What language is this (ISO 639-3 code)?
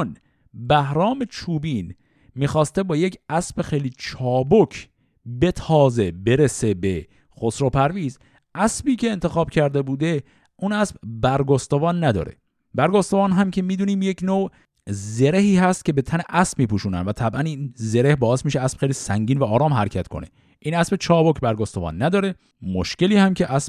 fas